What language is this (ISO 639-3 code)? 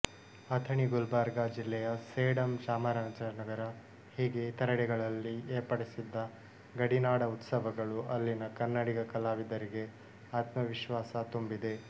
kan